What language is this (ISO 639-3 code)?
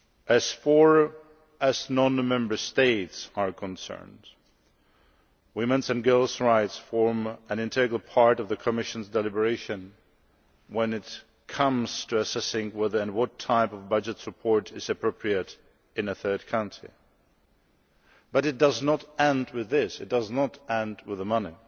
eng